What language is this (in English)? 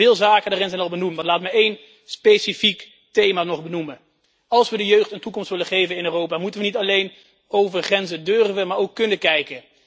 Dutch